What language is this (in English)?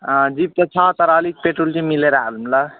Nepali